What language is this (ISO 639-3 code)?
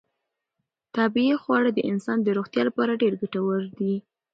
pus